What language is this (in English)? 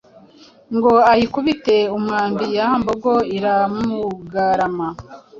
Kinyarwanda